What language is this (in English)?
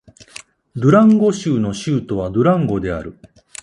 Japanese